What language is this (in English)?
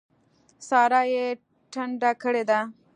Pashto